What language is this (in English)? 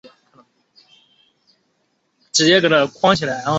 Chinese